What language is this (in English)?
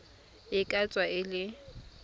Tswana